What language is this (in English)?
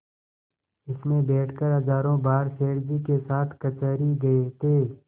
Hindi